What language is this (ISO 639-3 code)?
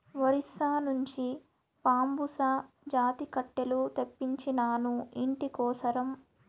tel